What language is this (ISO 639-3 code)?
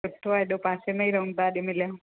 snd